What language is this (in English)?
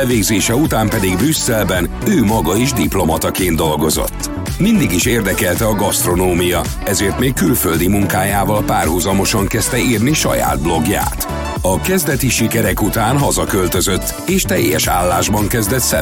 Hungarian